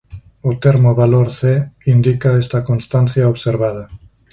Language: Galician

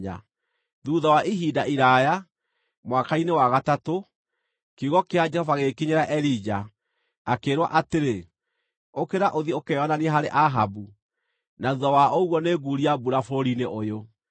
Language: Kikuyu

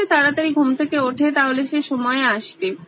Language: Bangla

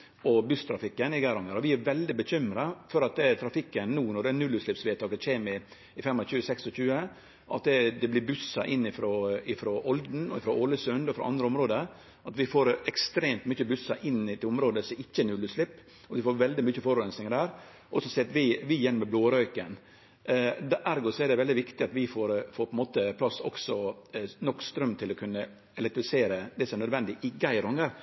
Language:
Norwegian Nynorsk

